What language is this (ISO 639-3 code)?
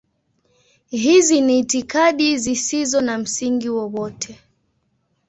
swa